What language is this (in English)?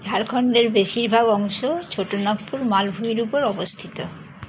Bangla